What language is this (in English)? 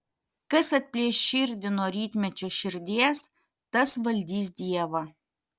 Lithuanian